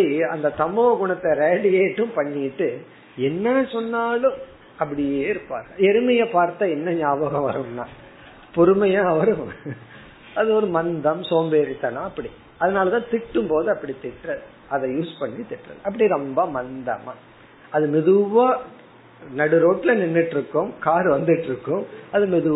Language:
Tamil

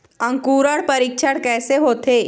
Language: Chhattisgarhi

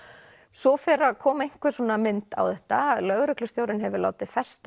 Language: Icelandic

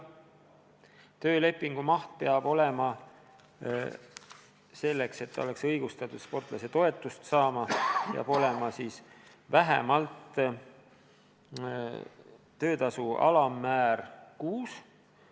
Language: Estonian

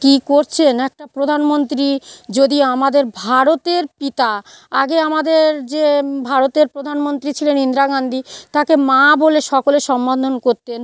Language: Bangla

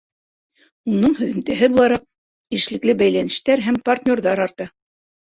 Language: Bashkir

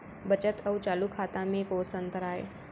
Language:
Chhattisgarhi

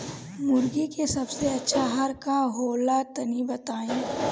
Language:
Bhojpuri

